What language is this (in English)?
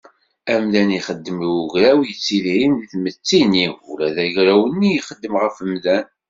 Kabyle